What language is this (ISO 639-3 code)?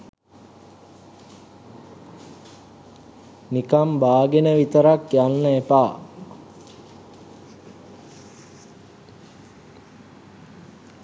sin